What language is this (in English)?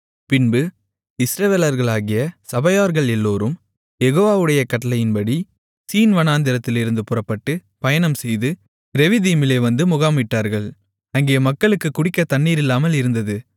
Tamil